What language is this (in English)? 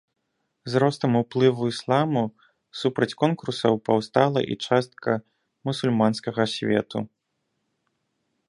Belarusian